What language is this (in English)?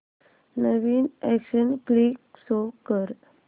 Marathi